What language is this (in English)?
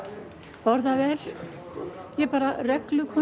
Icelandic